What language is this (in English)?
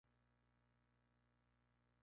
Spanish